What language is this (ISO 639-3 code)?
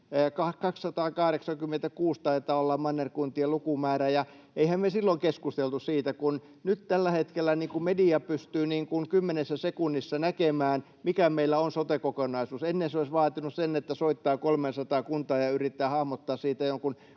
fin